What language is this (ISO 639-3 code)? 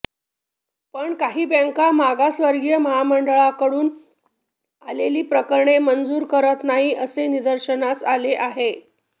mar